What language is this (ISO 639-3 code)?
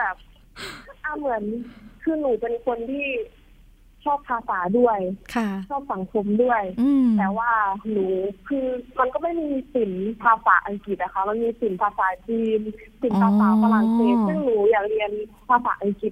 tha